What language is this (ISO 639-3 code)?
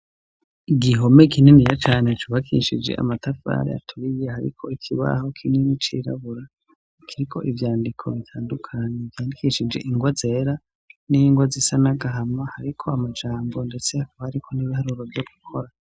run